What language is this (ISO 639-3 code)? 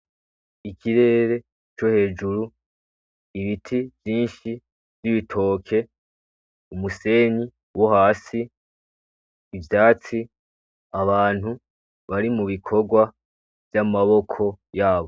run